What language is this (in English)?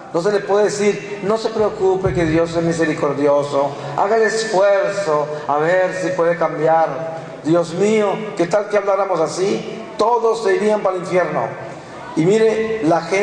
Spanish